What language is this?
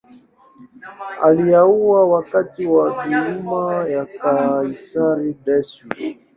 Swahili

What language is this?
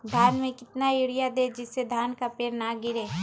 Magahi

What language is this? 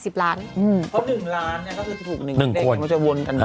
Thai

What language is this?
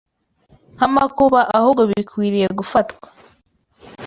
Kinyarwanda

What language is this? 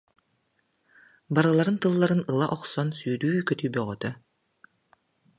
Yakut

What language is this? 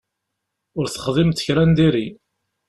Kabyle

